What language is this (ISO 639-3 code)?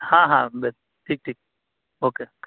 urd